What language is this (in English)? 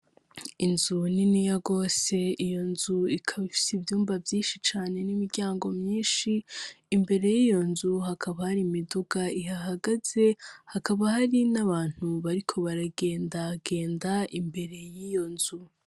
Rundi